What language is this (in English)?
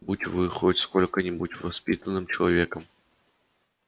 Russian